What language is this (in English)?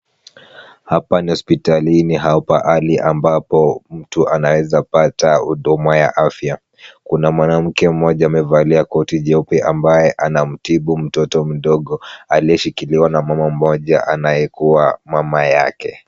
Swahili